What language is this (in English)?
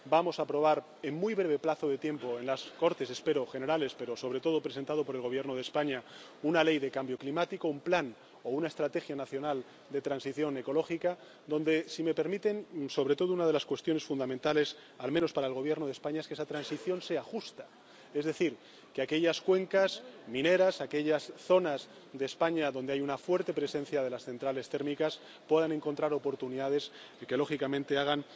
Spanish